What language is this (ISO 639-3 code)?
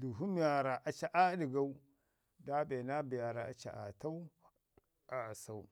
ngi